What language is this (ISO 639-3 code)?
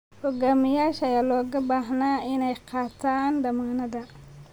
som